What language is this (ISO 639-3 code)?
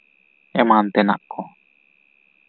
sat